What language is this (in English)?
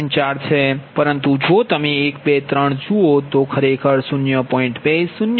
Gujarati